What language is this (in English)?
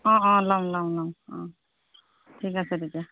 Assamese